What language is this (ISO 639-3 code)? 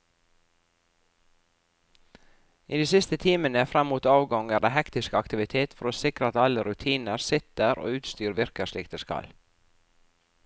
nor